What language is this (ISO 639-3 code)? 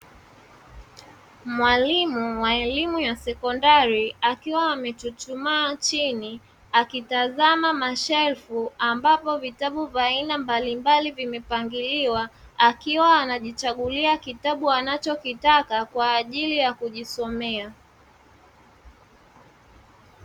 swa